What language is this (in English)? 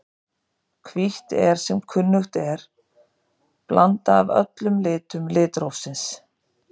Icelandic